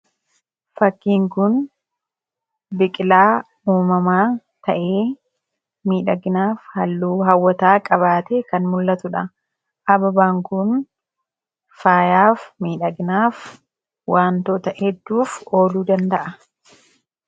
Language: Oromo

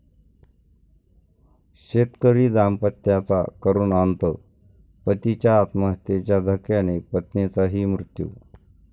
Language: Marathi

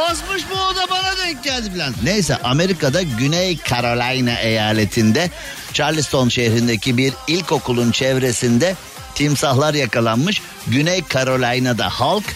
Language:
Turkish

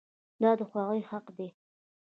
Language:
Pashto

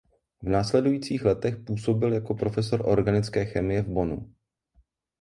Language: Czech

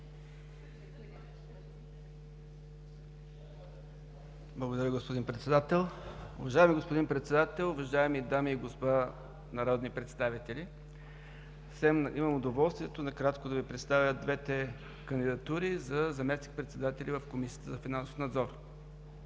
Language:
Bulgarian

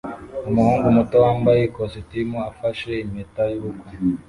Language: Kinyarwanda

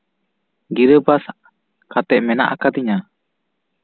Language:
Santali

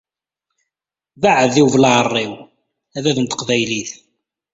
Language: Kabyle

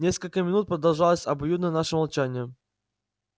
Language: Russian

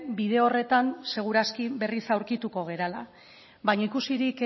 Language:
Basque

